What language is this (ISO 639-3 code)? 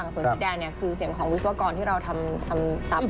tha